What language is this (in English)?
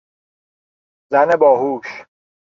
Persian